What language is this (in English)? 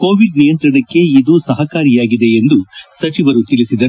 Kannada